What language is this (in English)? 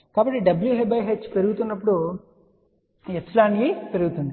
Telugu